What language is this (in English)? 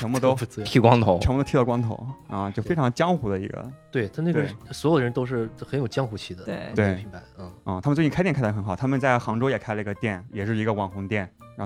Chinese